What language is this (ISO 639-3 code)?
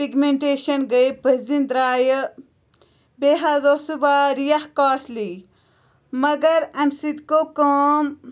kas